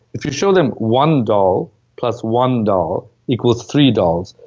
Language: English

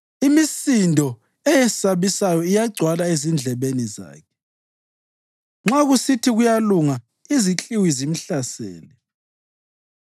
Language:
North Ndebele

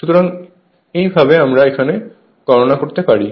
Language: Bangla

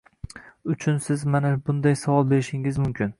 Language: Uzbek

